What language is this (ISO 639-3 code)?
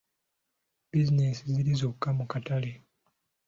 lug